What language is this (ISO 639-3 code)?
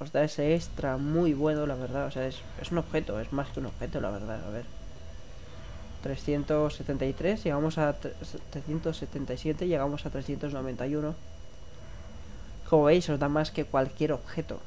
spa